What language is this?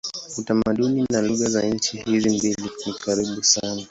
Swahili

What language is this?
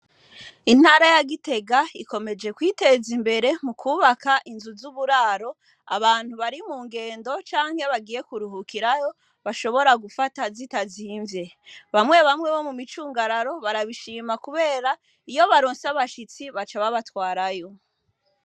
Rundi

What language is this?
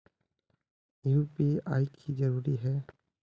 Magahi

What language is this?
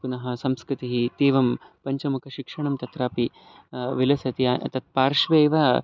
Sanskrit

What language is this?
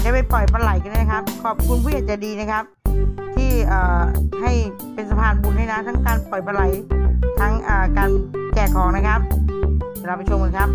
Thai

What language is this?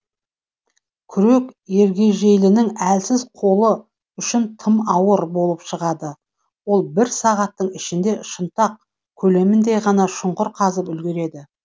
Kazakh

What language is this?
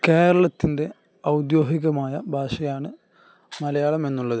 Malayalam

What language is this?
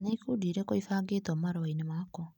Kikuyu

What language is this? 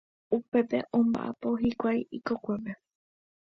Guarani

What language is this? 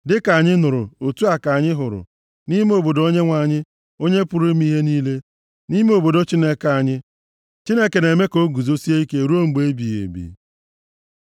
Igbo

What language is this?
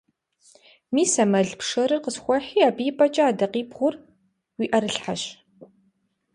Kabardian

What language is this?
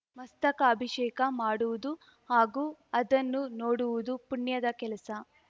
Kannada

